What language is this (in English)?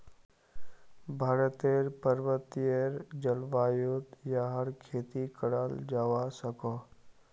Magahi